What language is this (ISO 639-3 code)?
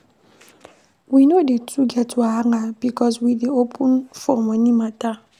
pcm